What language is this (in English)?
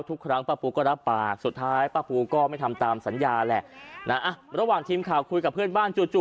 Thai